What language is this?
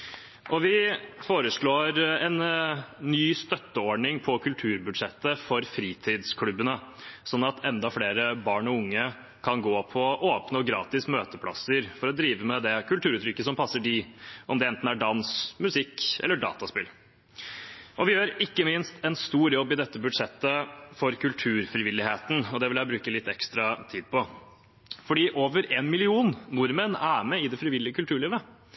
Norwegian Bokmål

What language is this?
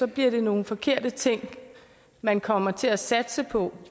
Danish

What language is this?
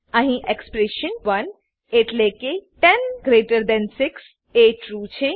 Gujarati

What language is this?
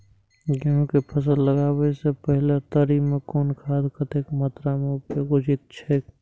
Maithili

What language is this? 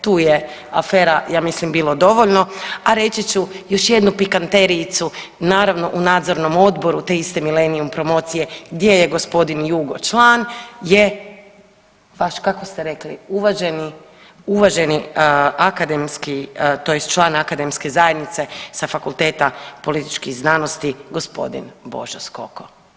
Croatian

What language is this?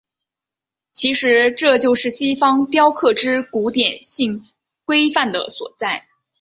Chinese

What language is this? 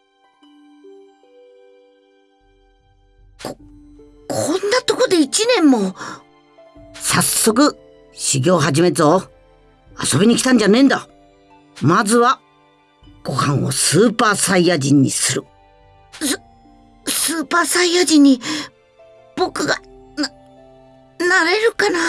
Japanese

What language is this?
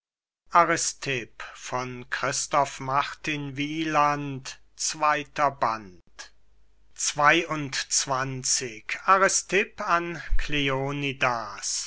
German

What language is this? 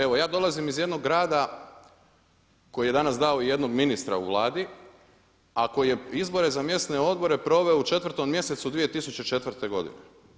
Croatian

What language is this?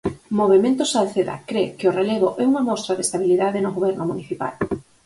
Galician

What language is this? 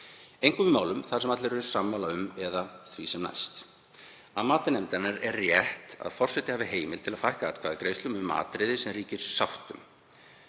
Icelandic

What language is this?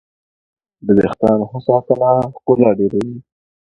Pashto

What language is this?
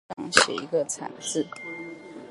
Chinese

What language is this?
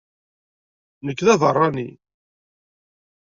Kabyle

